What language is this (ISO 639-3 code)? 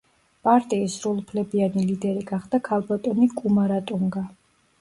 kat